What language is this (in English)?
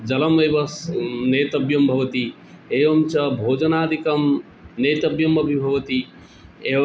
Sanskrit